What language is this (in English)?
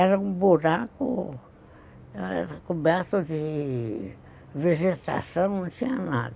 Portuguese